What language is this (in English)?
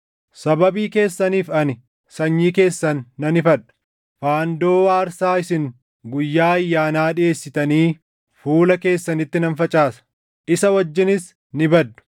Oromo